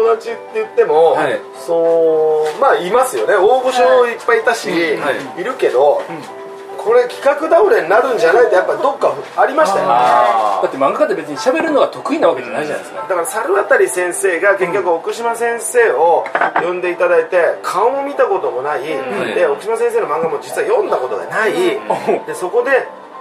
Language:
Japanese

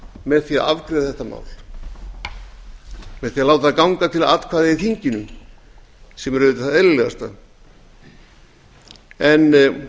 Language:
Icelandic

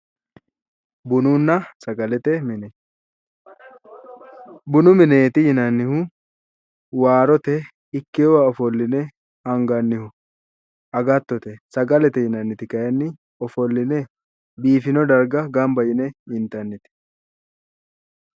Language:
Sidamo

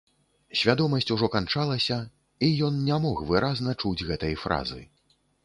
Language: Belarusian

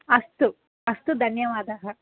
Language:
Sanskrit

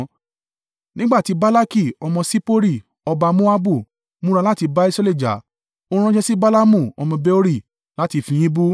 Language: Yoruba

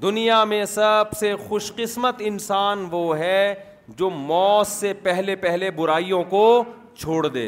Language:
Urdu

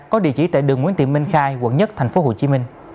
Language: Vietnamese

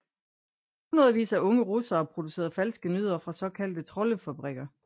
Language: Danish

